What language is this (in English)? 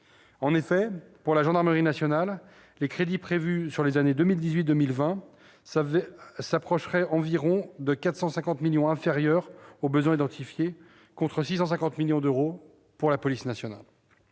French